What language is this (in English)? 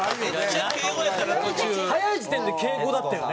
Japanese